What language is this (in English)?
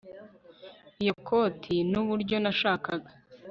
Kinyarwanda